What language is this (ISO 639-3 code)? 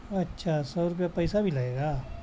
urd